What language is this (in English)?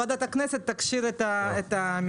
Hebrew